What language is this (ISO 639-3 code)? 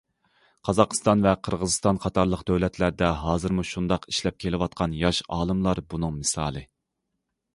uig